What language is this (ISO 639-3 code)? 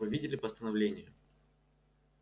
rus